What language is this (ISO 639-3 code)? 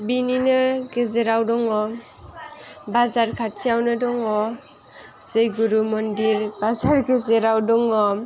brx